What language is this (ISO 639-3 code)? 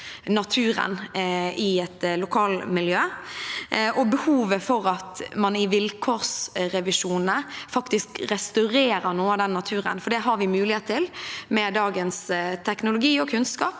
nor